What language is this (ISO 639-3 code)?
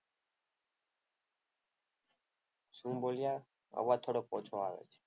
guj